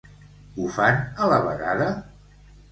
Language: Catalan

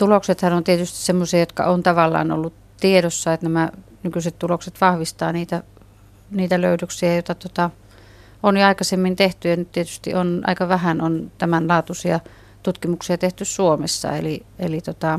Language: Finnish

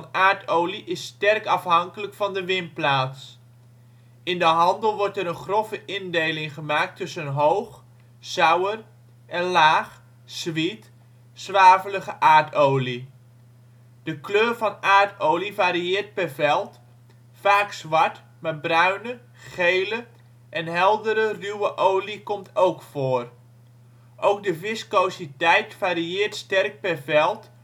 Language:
Dutch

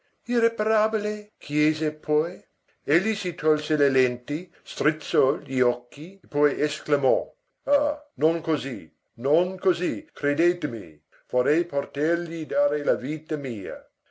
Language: Italian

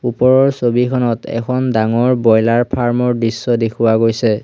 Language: Assamese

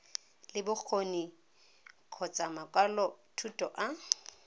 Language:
Tswana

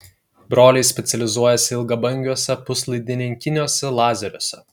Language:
Lithuanian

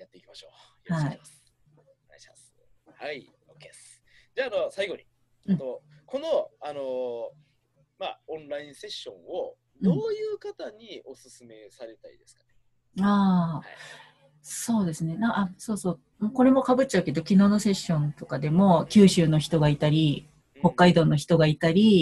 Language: Japanese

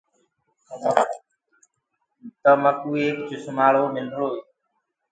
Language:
Gurgula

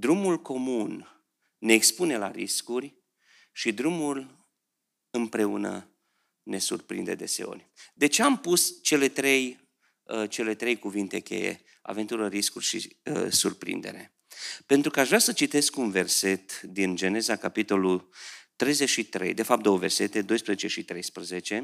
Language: Romanian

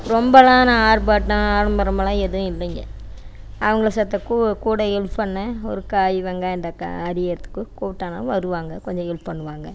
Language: Tamil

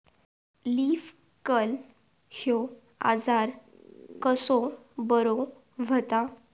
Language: Marathi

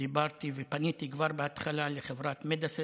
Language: Hebrew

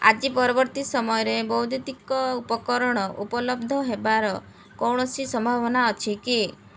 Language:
Odia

